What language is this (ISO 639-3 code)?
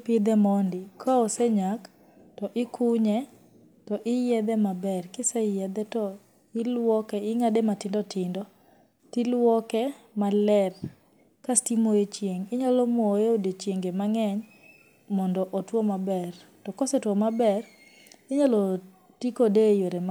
luo